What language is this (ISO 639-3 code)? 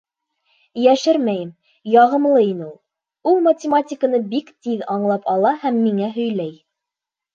bak